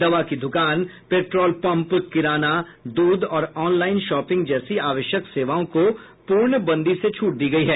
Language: Hindi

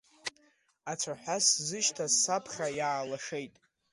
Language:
Abkhazian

